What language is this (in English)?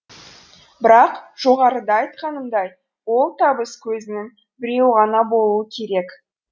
Kazakh